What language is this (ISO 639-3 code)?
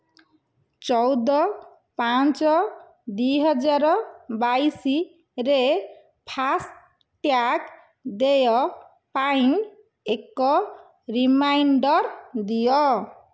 ori